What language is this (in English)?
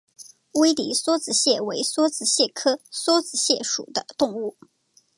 Chinese